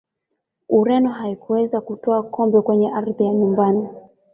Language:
Swahili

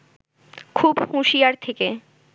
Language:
Bangla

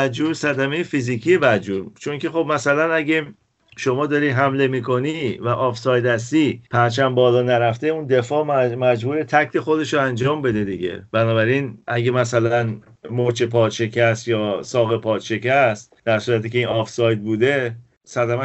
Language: Persian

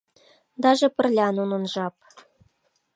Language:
Mari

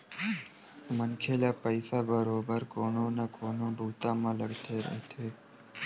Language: Chhattisgarhi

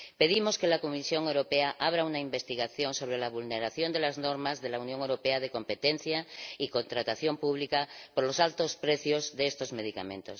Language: Spanish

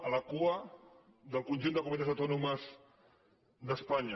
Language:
Catalan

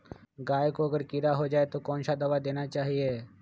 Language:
Magahi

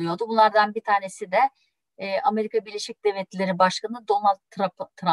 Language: Turkish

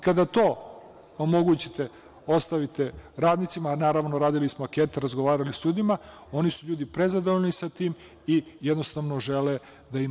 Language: Serbian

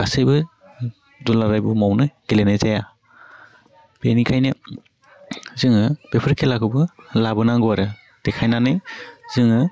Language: Bodo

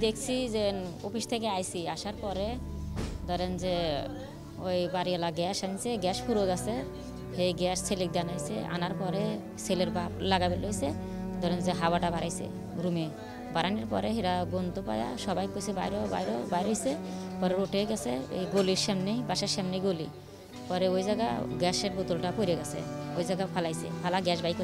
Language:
Romanian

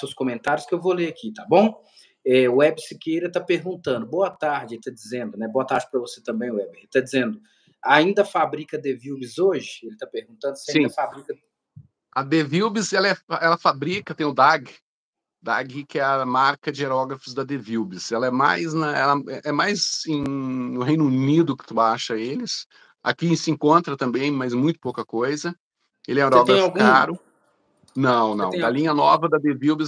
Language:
Portuguese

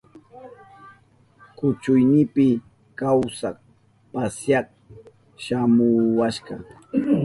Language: Southern Pastaza Quechua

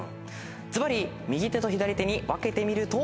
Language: Japanese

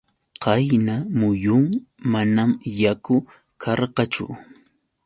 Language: Yauyos Quechua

